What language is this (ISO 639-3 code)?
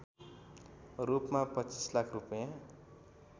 nep